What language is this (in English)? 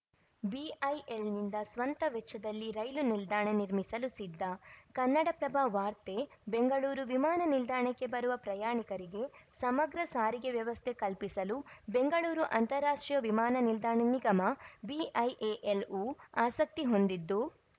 Kannada